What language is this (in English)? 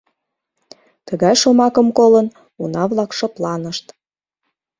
Mari